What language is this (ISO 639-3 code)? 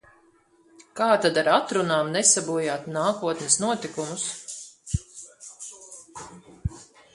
lav